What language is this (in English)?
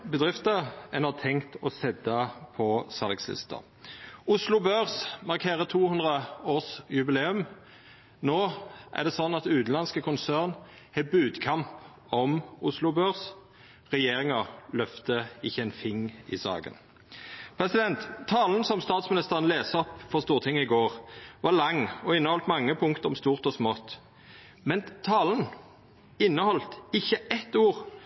Norwegian Nynorsk